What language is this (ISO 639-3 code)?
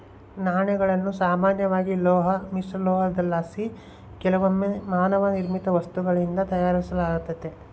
kan